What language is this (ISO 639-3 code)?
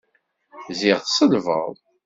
kab